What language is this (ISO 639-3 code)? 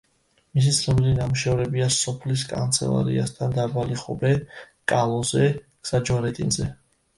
kat